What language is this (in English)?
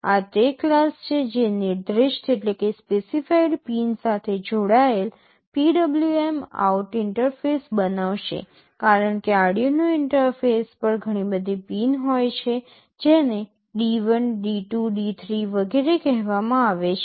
Gujarati